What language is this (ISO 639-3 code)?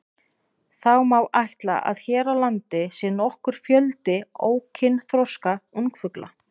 isl